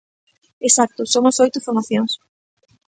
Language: Galician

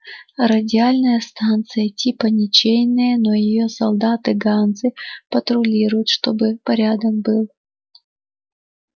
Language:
Russian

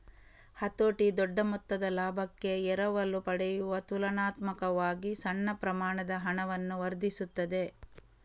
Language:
Kannada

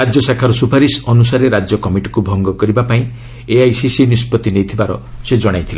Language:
Odia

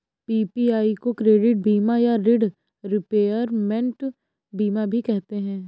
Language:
Hindi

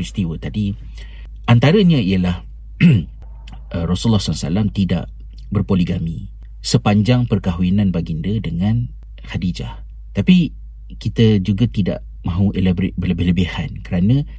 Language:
Malay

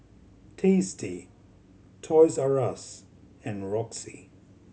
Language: English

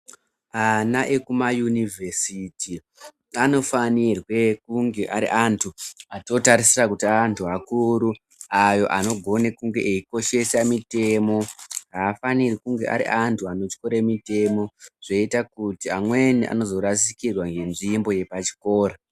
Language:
Ndau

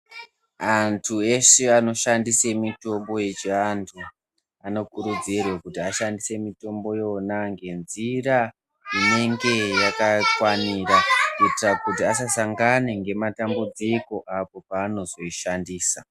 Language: Ndau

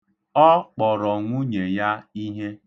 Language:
Igbo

